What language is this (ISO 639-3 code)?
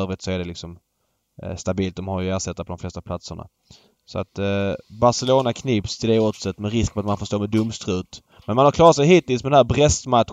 swe